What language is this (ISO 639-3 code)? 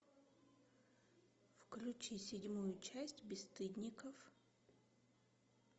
rus